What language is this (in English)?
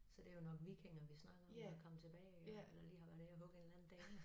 Danish